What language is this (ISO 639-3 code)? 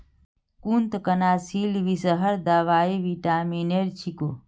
mag